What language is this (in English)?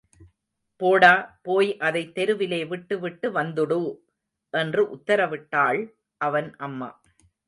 Tamil